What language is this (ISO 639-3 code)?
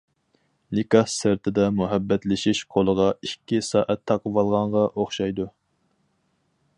uig